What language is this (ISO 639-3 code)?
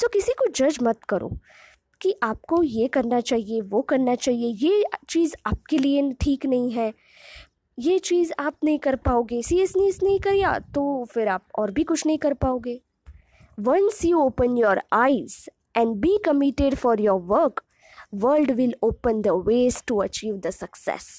hin